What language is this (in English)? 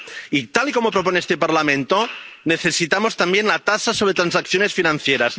Spanish